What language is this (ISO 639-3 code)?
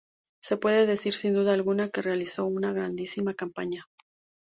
spa